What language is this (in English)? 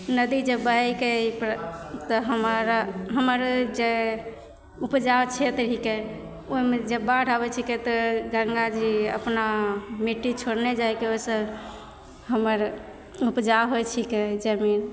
Maithili